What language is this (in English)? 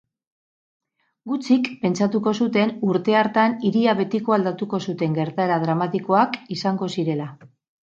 Basque